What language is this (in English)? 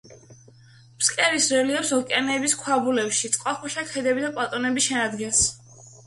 Georgian